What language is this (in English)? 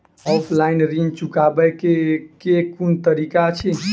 Maithili